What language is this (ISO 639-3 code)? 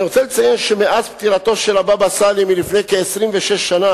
heb